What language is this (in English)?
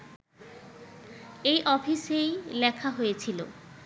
Bangla